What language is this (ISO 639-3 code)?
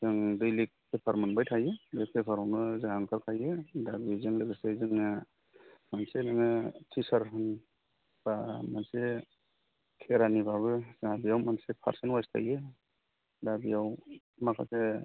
brx